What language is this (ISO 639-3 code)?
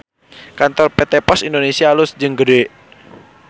sun